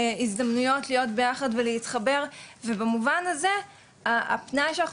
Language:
Hebrew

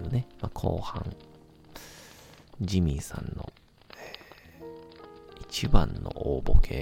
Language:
Japanese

